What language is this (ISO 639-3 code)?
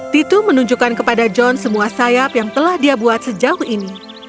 ind